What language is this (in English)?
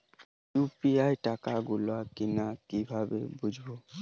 Bangla